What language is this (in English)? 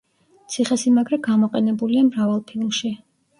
Georgian